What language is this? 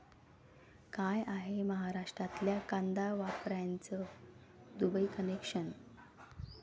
Marathi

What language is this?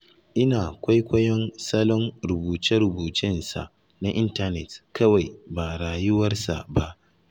Hausa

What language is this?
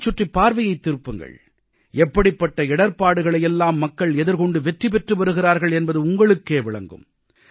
Tamil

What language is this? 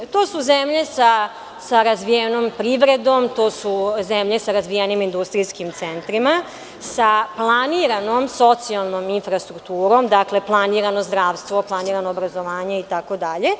Serbian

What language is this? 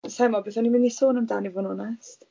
Welsh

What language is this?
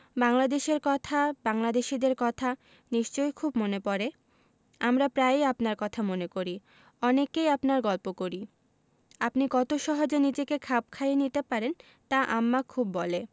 Bangla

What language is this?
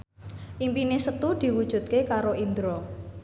Javanese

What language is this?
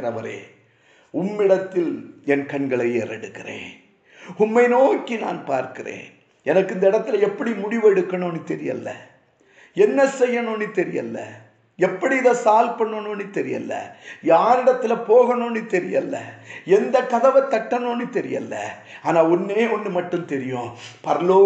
Tamil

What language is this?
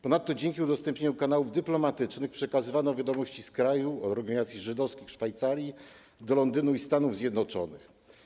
Polish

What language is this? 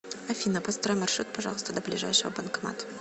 Russian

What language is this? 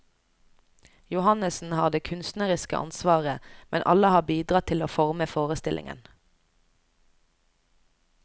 Norwegian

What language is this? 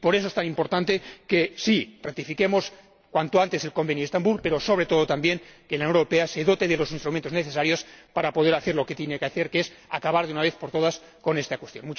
Spanish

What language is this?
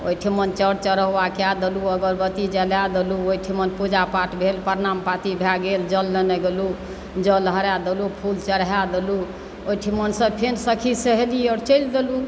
Maithili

